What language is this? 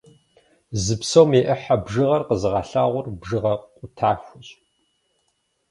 Kabardian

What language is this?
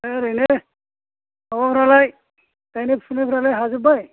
Bodo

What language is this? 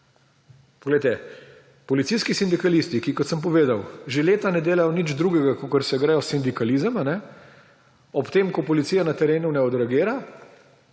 Slovenian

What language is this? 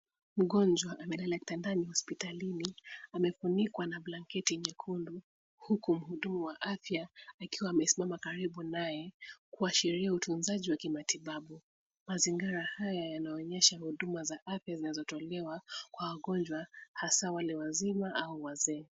Swahili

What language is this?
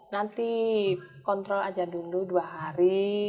Indonesian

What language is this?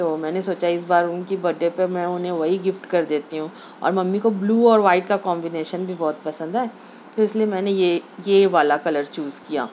Urdu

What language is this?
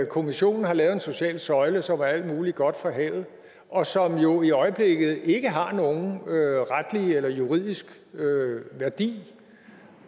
Danish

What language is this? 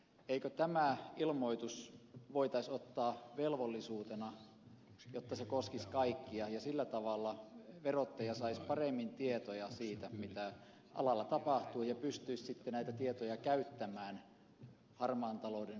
Finnish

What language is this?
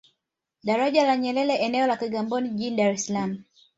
Swahili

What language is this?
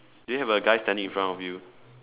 English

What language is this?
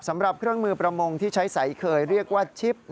Thai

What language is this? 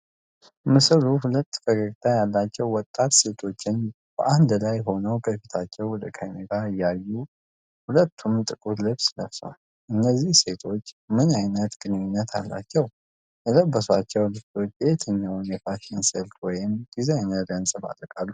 Amharic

